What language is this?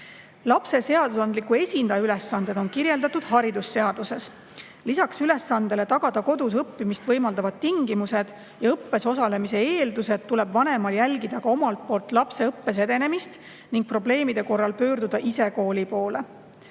Estonian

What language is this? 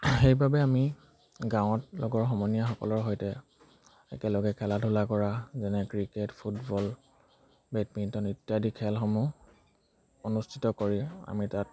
Assamese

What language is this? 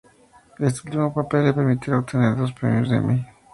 Spanish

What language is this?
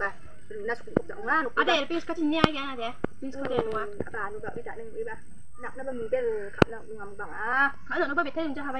Thai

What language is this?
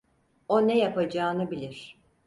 Turkish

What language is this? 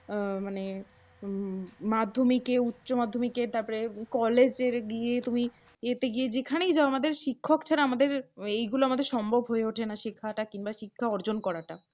Bangla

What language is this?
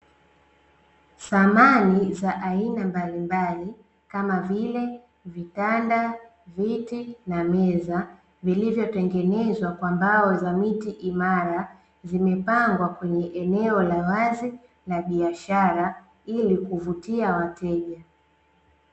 Swahili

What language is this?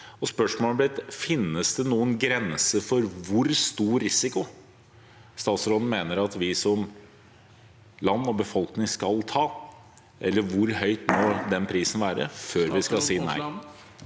Norwegian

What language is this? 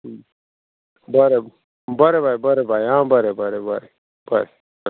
Konkani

